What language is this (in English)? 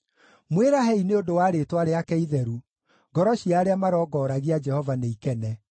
Kikuyu